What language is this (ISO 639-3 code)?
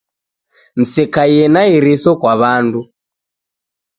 dav